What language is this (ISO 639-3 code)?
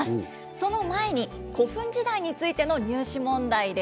jpn